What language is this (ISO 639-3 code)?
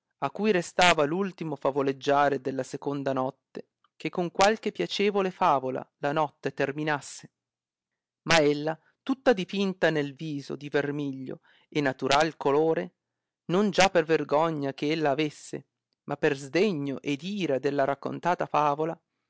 ita